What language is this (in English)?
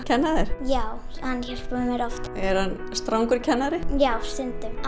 Icelandic